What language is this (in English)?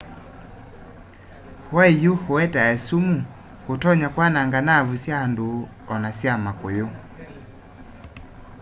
Kamba